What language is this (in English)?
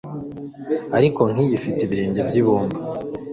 Kinyarwanda